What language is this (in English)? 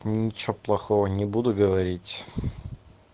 Russian